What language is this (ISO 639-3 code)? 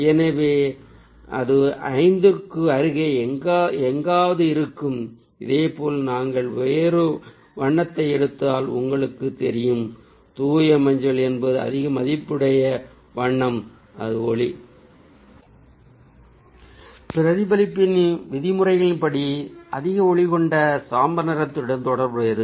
tam